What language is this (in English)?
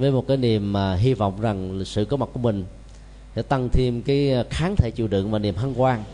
Vietnamese